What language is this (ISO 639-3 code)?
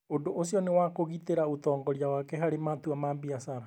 kik